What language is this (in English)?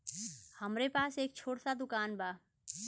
Bhojpuri